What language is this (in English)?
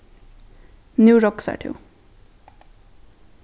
Faroese